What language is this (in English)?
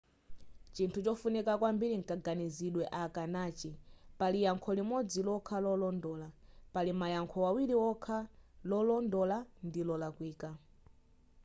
Nyanja